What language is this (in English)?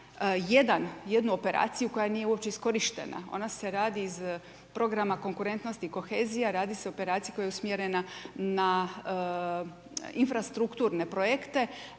Croatian